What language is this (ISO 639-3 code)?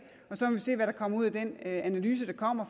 dan